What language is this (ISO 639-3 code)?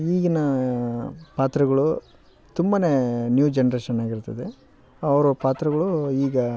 kan